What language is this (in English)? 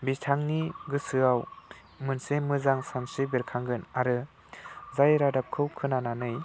Bodo